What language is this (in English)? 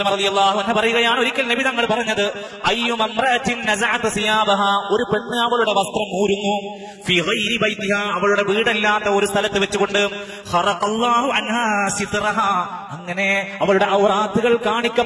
Arabic